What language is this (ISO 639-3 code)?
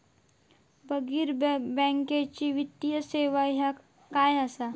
mar